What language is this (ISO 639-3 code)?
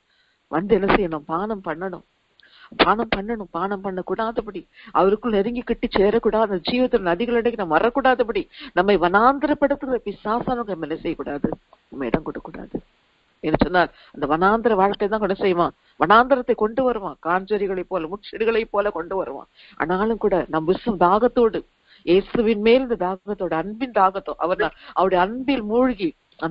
tha